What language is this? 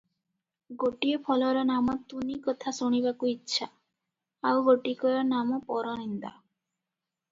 Odia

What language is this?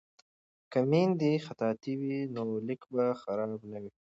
Pashto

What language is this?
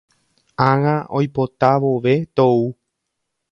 Guarani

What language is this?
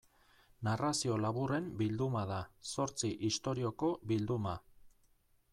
Basque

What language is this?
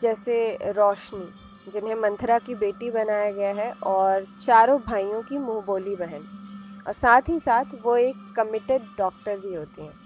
Hindi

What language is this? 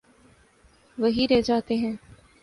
Urdu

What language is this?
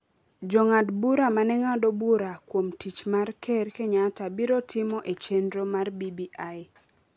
Luo (Kenya and Tanzania)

